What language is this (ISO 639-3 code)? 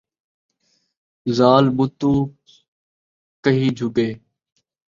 skr